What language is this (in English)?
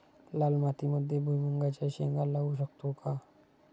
Marathi